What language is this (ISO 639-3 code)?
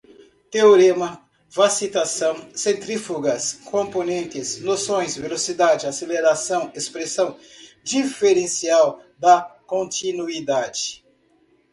por